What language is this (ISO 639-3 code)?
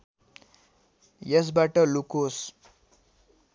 nep